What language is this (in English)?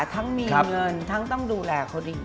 Thai